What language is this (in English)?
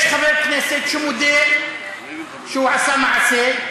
Hebrew